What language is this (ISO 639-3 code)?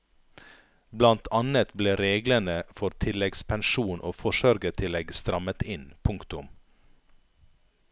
nor